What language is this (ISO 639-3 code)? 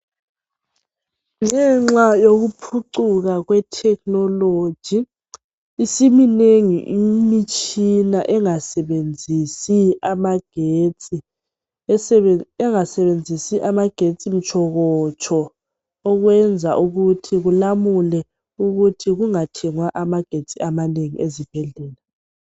nde